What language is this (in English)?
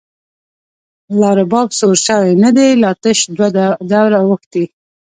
Pashto